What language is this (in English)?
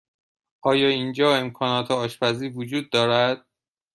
Persian